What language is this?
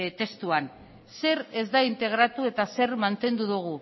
Basque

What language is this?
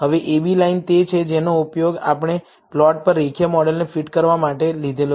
Gujarati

